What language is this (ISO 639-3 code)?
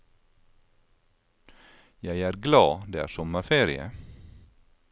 nor